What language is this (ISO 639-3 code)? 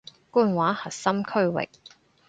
yue